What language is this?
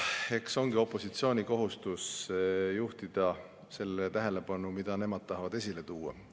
Estonian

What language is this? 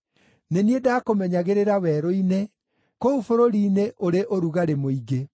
Kikuyu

